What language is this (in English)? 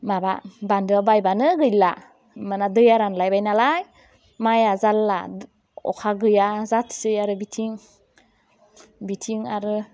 Bodo